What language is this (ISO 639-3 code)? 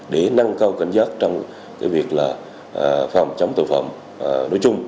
vie